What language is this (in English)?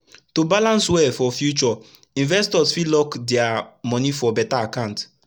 Nigerian Pidgin